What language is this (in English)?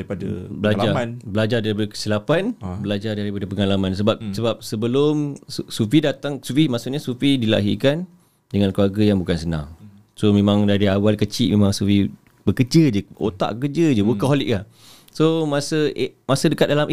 Malay